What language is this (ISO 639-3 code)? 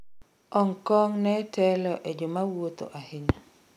luo